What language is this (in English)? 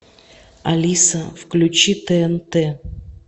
Russian